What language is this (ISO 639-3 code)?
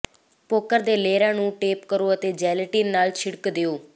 pan